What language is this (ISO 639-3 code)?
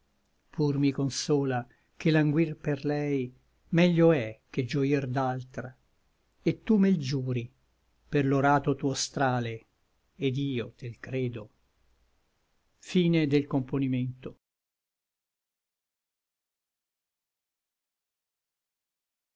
ita